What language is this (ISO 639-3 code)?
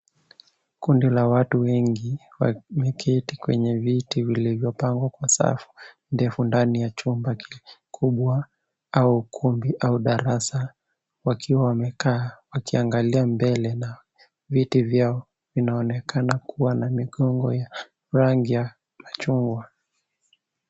swa